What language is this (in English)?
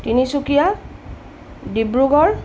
Assamese